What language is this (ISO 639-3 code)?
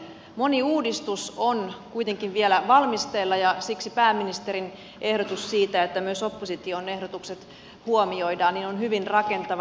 fin